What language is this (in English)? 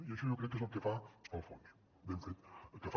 Catalan